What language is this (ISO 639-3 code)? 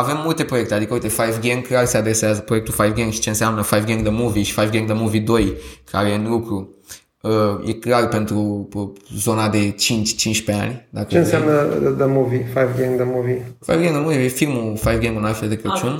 ron